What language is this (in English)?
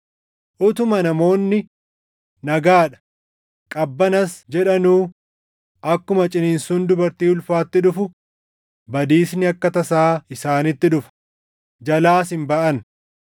Oromo